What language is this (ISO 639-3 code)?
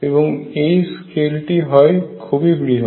ben